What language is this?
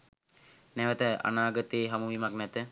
Sinhala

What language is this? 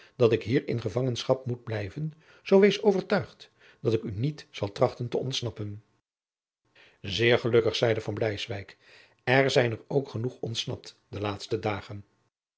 Dutch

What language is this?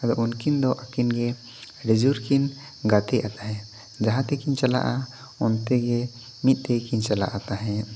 Santali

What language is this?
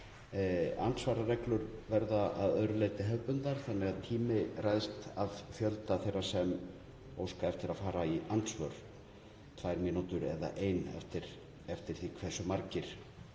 Icelandic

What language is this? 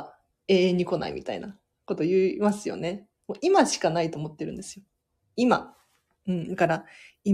Japanese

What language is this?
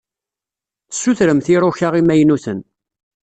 Kabyle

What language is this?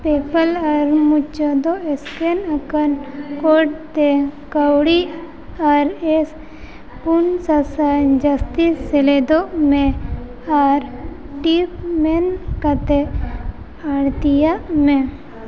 Santali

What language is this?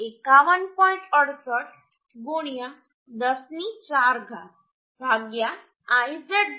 Gujarati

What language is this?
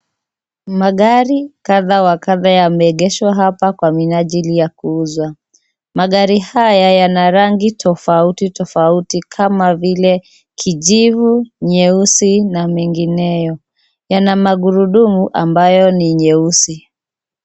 Swahili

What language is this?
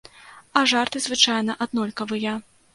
Belarusian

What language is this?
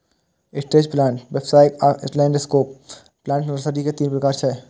Maithili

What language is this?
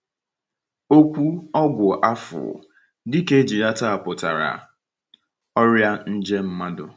Igbo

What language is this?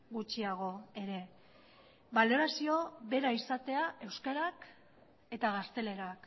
Basque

